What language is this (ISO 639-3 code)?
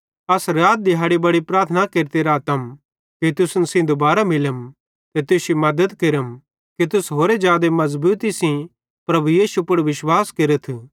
bhd